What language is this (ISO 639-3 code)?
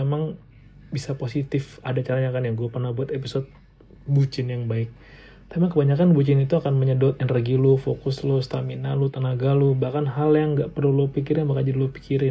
ind